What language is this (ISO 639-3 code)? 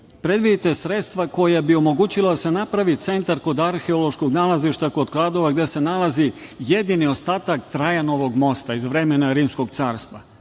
srp